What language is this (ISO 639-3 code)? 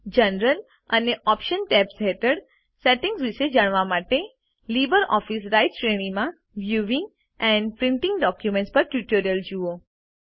guj